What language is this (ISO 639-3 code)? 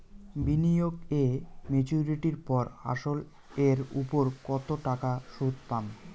ben